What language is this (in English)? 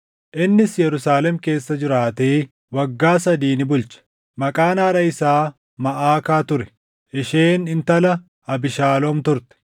Oromo